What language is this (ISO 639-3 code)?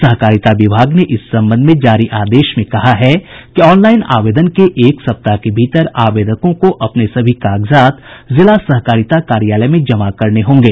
hin